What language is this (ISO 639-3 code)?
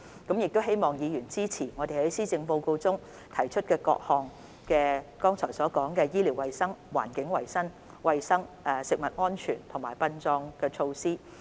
yue